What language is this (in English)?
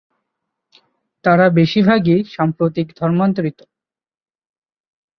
Bangla